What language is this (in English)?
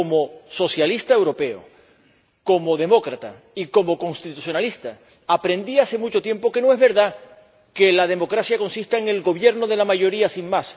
Spanish